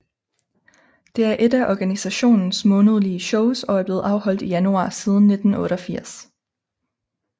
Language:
Danish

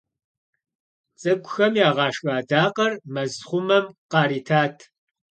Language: Kabardian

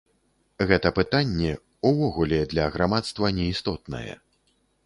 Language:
Belarusian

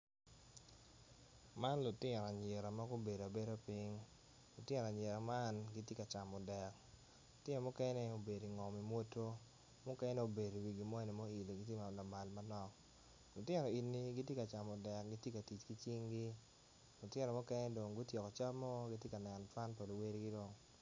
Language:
Acoli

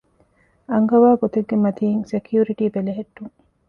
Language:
Divehi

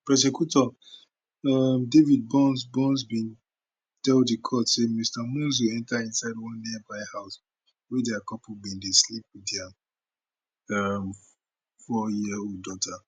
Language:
Nigerian Pidgin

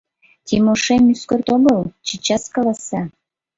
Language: Mari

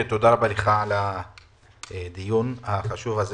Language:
Hebrew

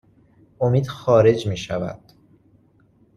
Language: Persian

